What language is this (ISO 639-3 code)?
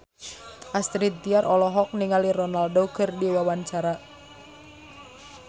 sun